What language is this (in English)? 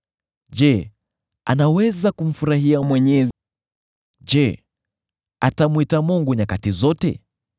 Swahili